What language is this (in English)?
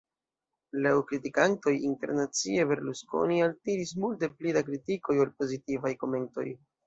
Esperanto